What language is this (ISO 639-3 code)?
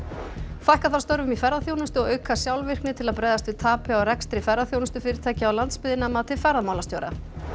isl